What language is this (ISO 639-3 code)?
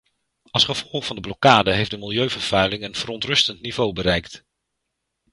nld